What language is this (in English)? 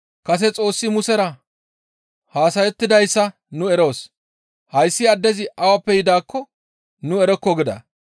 Gamo